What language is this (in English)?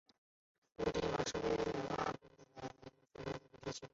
Chinese